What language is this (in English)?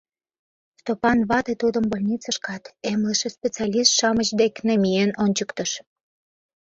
Mari